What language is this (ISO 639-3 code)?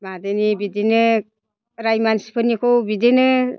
brx